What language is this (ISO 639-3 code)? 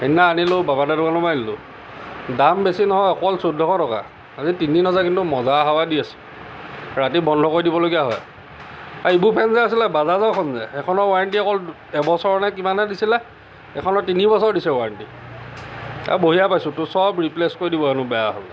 asm